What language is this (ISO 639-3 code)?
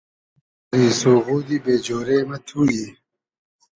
haz